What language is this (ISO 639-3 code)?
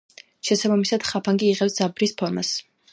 kat